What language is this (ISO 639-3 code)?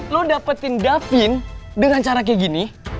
ind